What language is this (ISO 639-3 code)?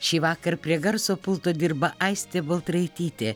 lit